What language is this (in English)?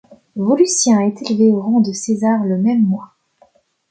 French